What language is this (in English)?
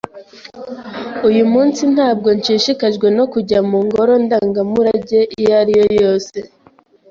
Kinyarwanda